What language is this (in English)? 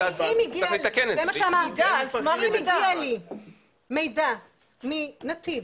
Hebrew